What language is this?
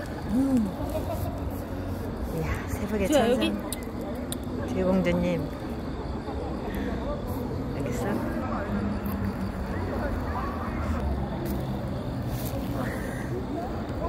Korean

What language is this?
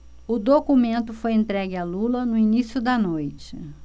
Portuguese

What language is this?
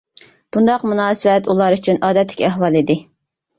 Uyghur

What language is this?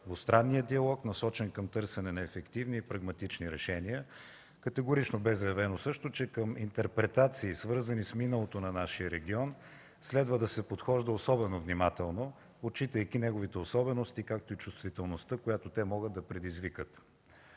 Bulgarian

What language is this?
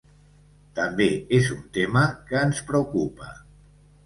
Catalan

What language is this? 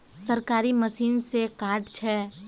Magahi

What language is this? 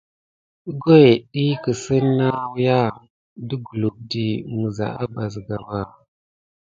Gidar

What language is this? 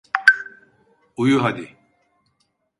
Turkish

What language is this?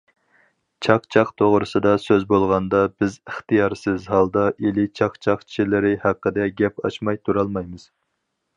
Uyghur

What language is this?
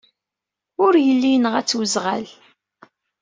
Kabyle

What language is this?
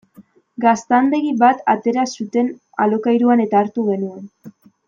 Basque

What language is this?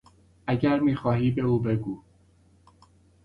Persian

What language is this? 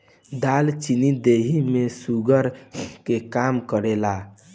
Bhojpuri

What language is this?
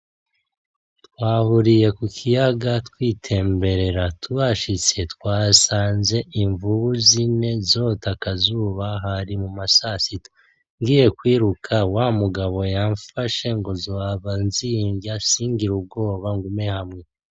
Rundi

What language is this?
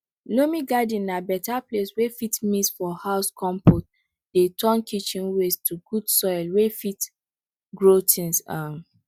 Nigerian Pidgin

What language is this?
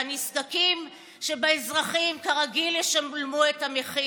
Hebrew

